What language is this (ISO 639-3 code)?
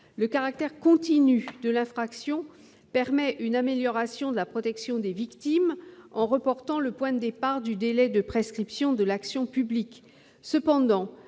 fra